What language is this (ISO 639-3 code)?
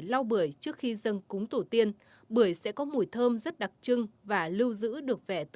vie